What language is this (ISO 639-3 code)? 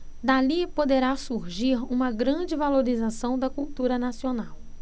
por